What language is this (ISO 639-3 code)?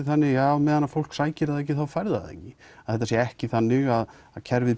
isl